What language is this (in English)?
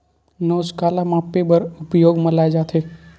Chhattisgarhi